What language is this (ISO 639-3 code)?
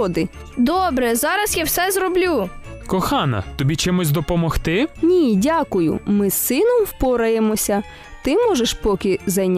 ukr